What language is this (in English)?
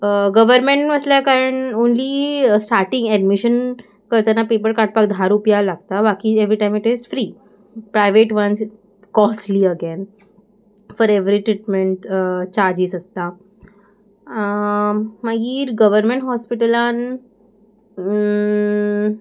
Konkani